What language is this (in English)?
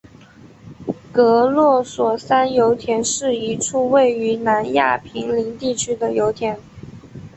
Chinese